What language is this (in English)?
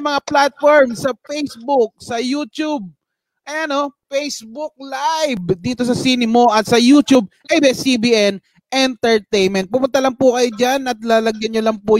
Filipino